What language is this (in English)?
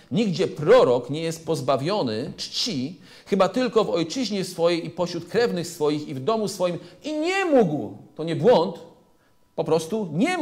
Polish